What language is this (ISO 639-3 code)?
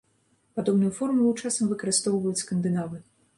bel